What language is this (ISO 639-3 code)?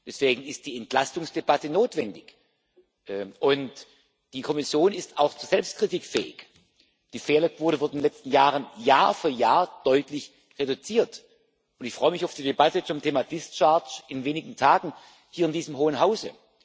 deu